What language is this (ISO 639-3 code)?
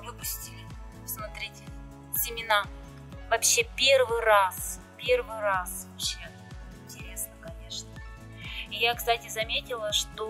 rus